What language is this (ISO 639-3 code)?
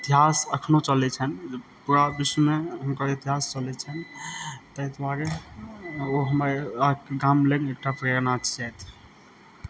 mai